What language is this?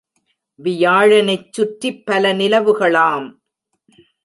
Tamil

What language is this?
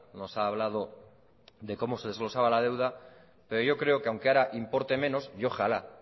Spanish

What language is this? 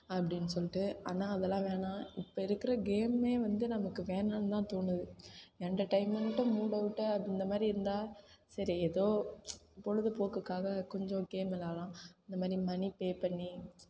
Tamil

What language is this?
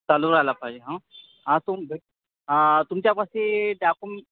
Marathi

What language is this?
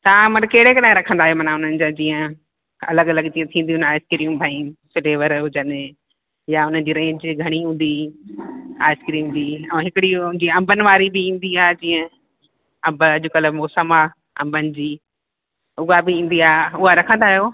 Sindhi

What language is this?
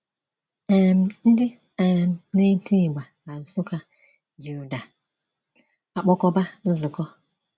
Igbo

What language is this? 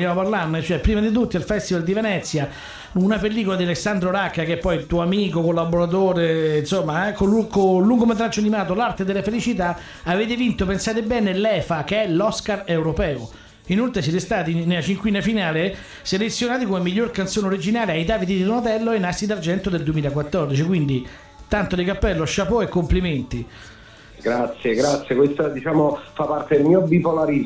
Italian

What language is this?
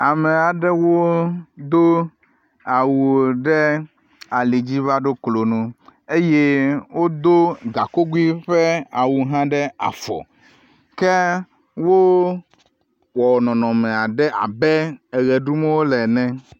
Ewe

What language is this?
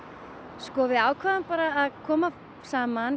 Icelandic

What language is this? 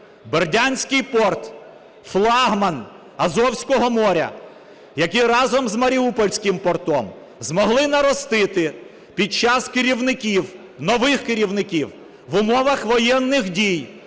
Ukrainian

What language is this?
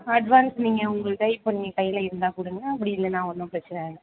Tamil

